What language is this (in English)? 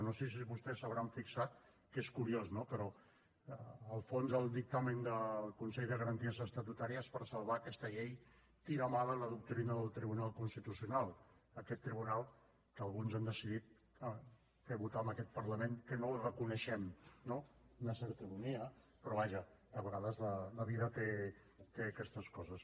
Catalan